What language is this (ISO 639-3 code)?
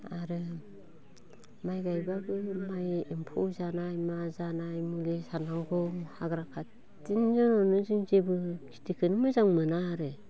brx